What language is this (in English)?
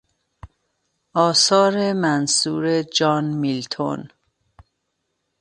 Persian